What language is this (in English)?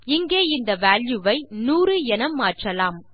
Tamil